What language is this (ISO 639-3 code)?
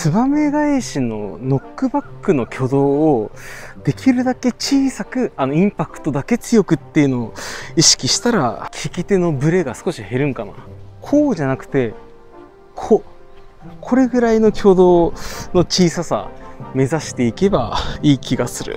jpn